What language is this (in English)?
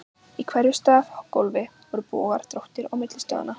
Icelandic